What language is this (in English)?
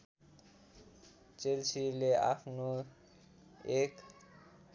Nepali